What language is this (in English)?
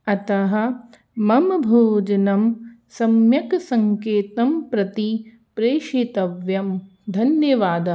Sanskrit